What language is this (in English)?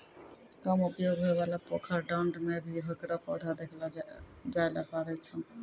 Maithili